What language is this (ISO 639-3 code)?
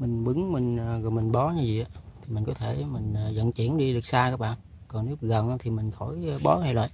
vie